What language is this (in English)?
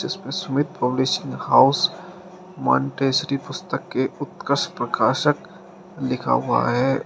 Hindi